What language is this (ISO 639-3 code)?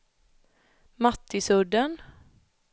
swe